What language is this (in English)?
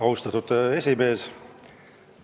Estonian